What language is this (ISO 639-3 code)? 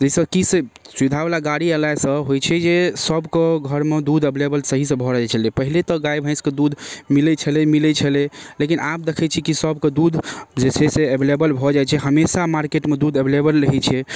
mai